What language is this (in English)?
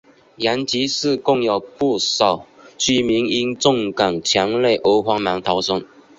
Chinese